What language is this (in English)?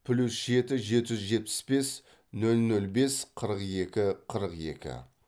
Kazakh